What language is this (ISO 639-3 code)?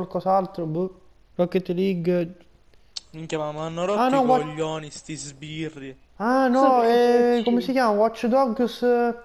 ita